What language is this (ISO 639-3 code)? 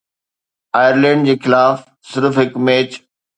snd